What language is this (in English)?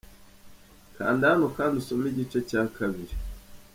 Kinyarwanda